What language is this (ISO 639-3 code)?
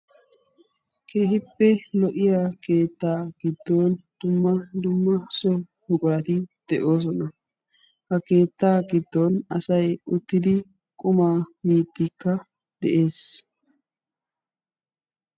wal